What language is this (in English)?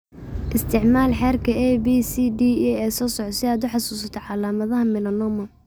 Somali